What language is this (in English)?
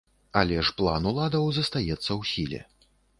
Belarusian